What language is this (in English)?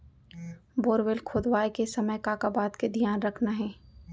Chhattisgarhi